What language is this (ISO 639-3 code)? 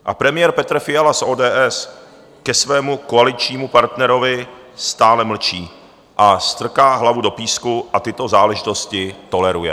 ces